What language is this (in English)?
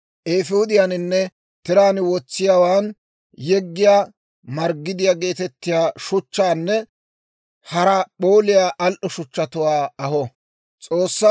Dawro